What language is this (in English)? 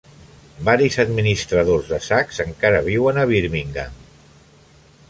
Catalan